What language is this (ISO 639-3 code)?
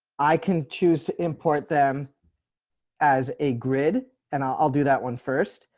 eng